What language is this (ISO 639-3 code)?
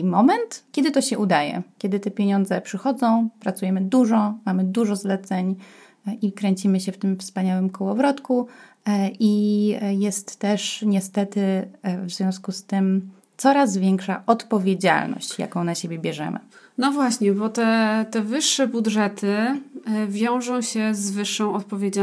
pol